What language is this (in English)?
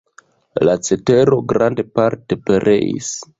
Esperanto